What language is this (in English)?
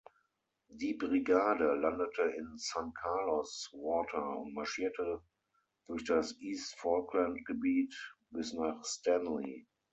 German